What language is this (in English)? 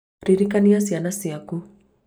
Kikuyu